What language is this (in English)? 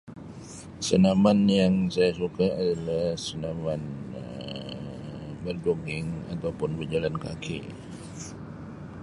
Sabah Malay